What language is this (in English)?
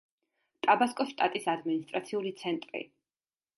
Georgian